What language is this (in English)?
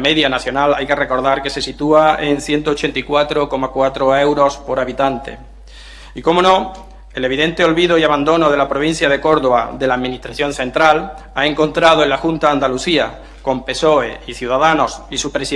Spanish